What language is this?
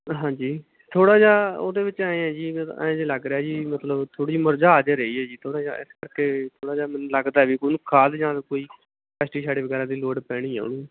Punjabi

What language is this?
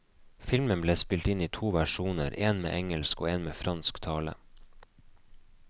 Norwegian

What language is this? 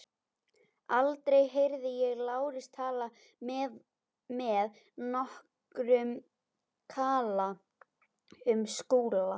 Icelandic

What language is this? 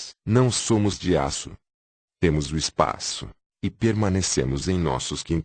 Portuguese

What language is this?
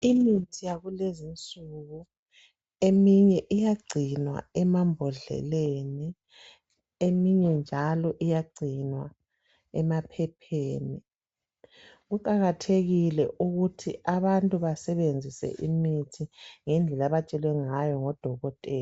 North Ndebele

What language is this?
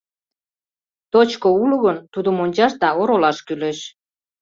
Mari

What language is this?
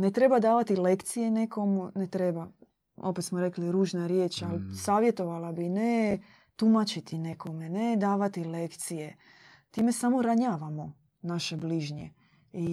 Croatian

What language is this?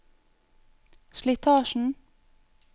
Norwegian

